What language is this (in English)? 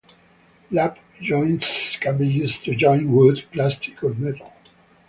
English